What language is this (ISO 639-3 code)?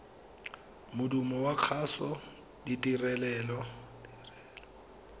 tsn